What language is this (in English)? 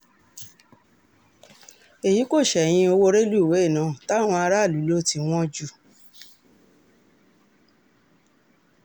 Yoruba